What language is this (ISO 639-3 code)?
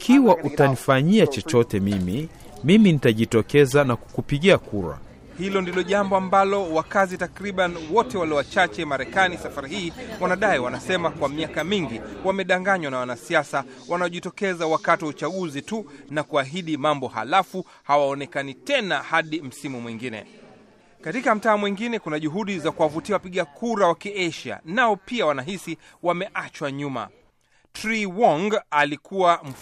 swa